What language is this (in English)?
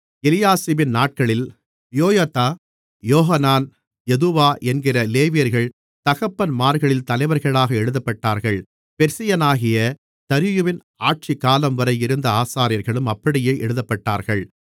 Tamil